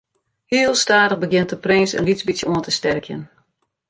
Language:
Western Frisian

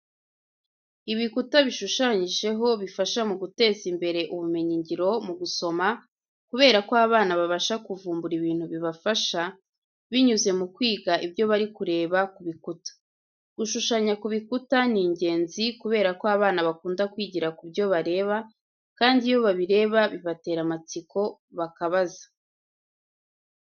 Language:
Kinyarwanda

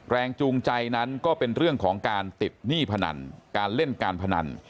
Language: Thai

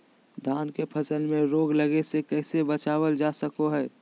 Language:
Magahi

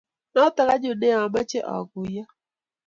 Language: Kalenjin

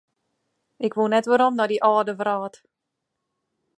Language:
Western Frisian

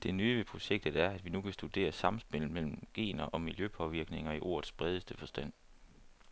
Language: Danish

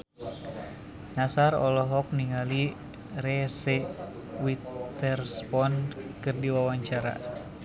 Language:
Sundanese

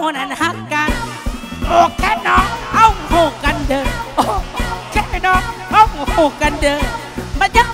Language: Thai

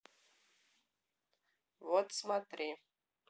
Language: Russian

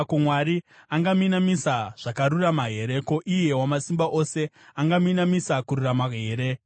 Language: Shona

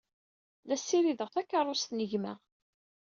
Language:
Kabyle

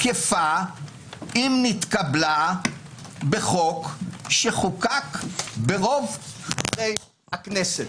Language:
Hebrew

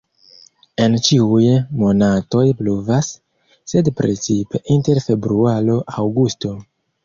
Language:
Esperanto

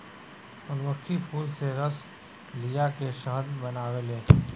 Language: Bhojpuri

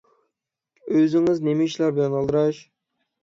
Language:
Uyghur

